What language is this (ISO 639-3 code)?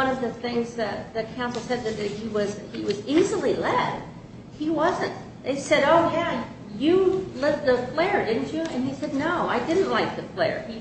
eng